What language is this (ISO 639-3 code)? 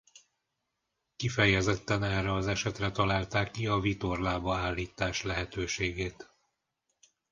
hun